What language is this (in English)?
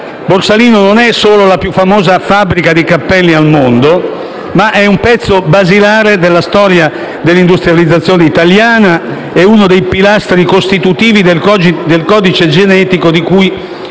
Italian